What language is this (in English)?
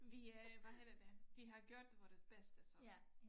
Danish